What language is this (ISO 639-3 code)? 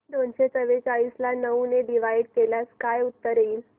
mar